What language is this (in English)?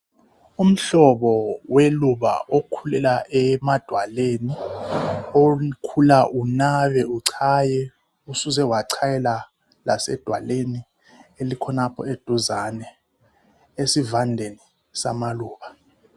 North Ndebele